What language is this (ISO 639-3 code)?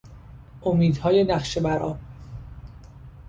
fas